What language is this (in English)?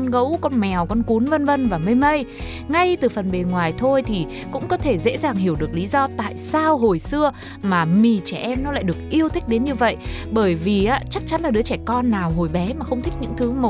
Vietnamese